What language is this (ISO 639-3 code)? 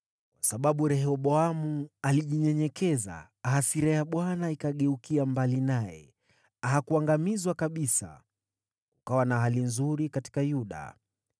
swa